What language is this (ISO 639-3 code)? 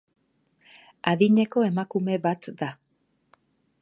eus